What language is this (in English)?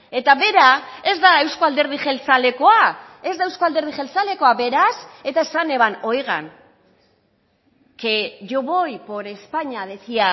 Basque